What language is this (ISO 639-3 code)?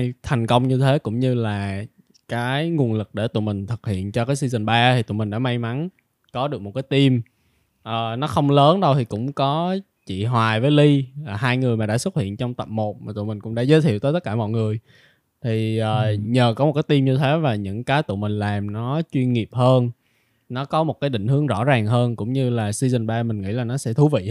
vie